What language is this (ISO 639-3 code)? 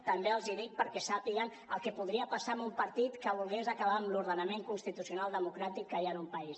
cat